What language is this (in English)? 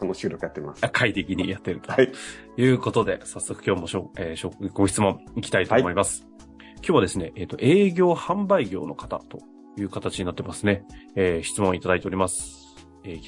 Japanese